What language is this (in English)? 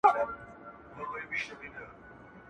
Pashto